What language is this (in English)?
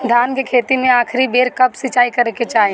Bhojpuri